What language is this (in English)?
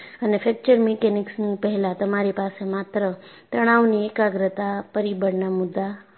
Gujarati